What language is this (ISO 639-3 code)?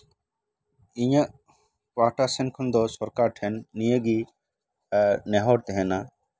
sat